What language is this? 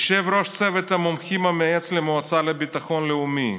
Hebrew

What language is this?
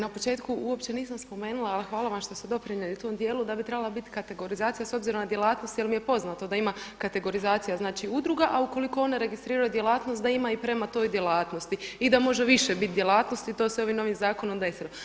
Croatian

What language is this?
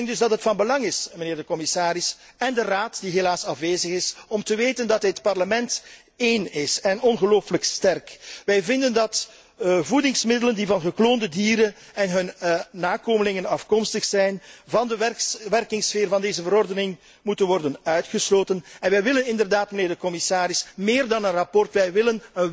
Dutch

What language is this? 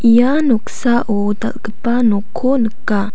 Garo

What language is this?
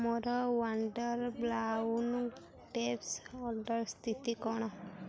Odia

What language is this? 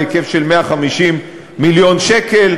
Hebrew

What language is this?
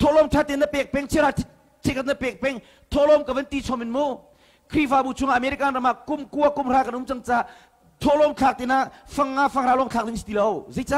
Indonesian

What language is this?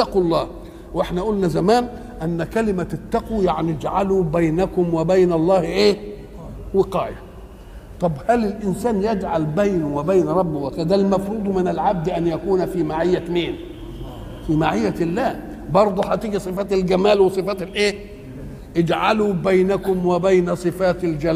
Arabic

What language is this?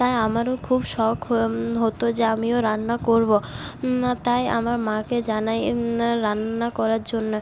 Bangla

